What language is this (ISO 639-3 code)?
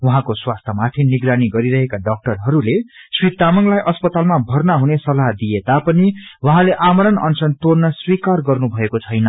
nep